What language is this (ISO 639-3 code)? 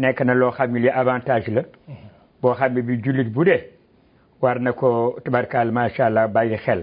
tur